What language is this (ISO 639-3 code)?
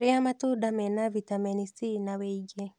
kik